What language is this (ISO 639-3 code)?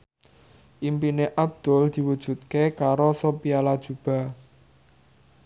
jav